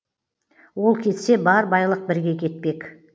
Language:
Kazakh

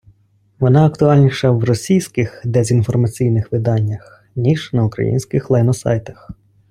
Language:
Ukrainian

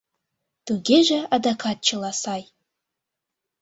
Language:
Mari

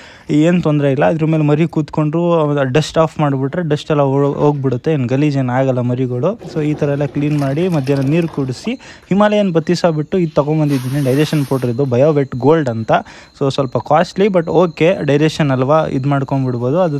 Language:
Hindi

